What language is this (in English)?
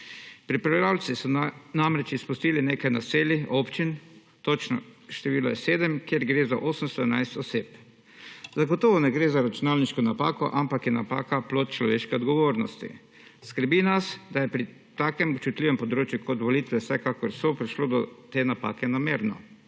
Slovenian